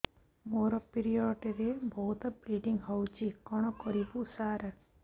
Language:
Odia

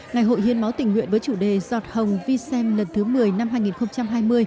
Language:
Vietnamese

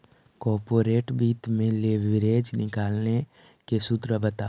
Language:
Magahi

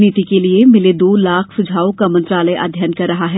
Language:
Hindi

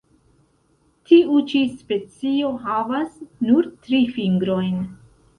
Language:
Esperanto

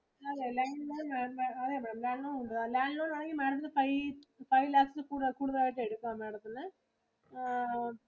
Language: Malayalam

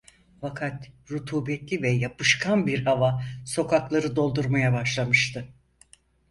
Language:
Turkish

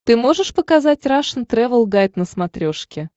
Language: Russian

